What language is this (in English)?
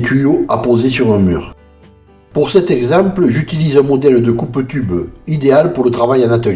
French